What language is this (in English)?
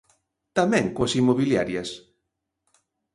Galician